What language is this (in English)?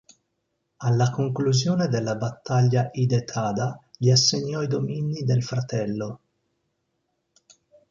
Italian